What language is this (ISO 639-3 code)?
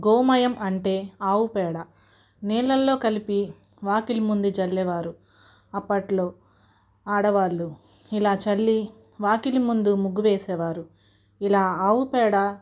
tel